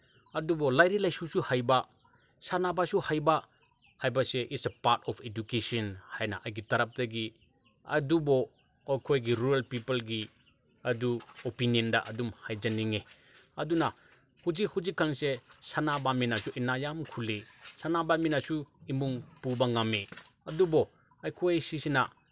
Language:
Manipuri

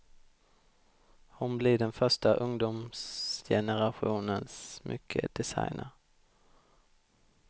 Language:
Swedish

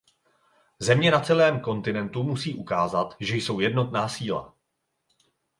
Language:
Czech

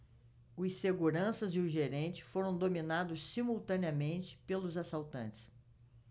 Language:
Portuguese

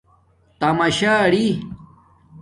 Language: Domaaki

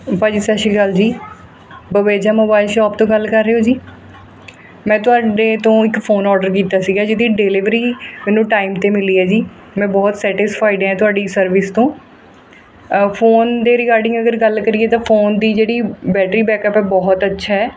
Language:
Punjabi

